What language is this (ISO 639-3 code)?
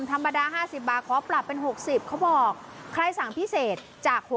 tha